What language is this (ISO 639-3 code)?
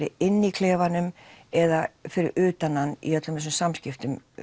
isl